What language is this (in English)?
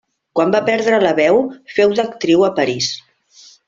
Catalan